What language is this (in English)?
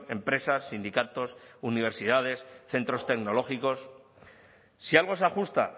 Spanish